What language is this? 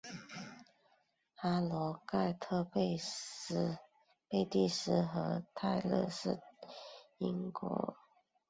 Chinese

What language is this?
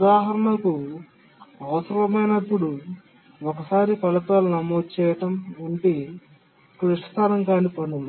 Telugu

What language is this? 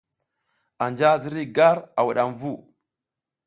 South Giziga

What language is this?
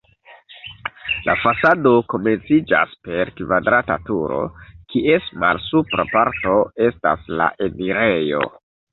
Esperanto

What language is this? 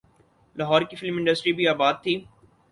Urdu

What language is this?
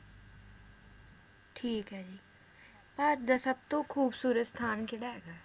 Punjabi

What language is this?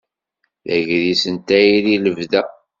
Kabyle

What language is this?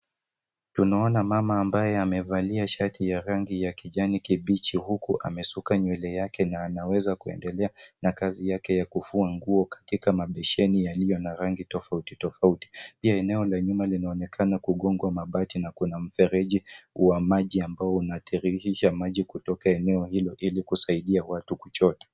Swahili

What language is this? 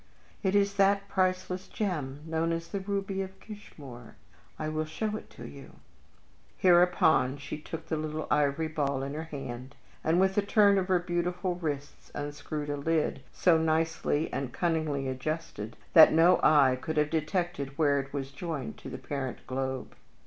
English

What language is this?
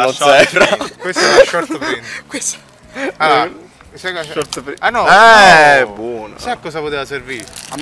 Italian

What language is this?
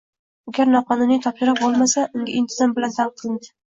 Uzbek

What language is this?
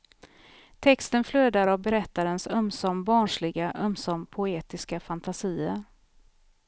Swedish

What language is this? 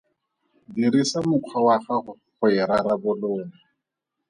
Tswana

